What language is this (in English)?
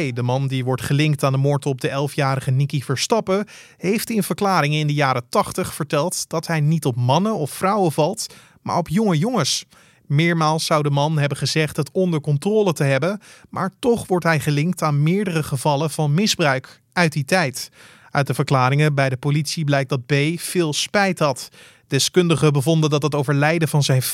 Dutch